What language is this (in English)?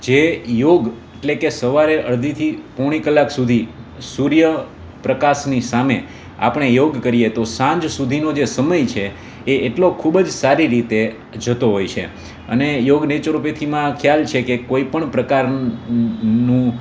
Gujarati